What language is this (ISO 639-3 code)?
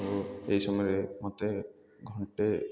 ori